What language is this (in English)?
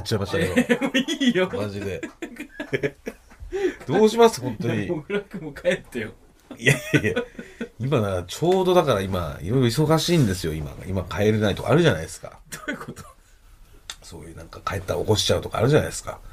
Japanese